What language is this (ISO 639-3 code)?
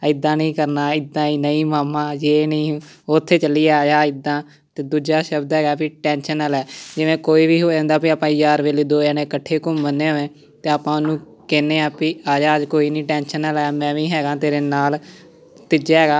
pan